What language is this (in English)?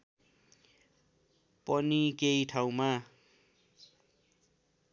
Nepali